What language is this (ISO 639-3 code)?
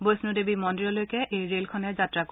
asm